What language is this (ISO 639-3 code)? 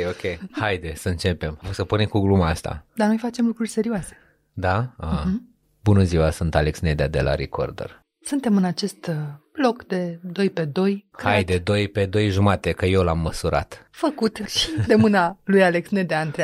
ron